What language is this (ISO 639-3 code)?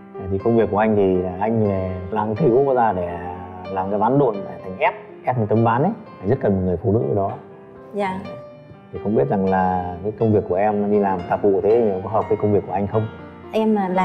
vie